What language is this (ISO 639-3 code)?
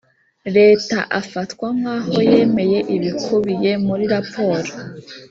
kin